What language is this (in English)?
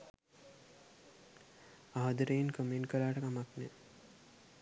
Sinhala